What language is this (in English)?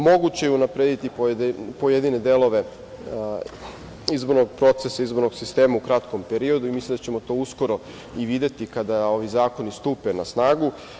Serbian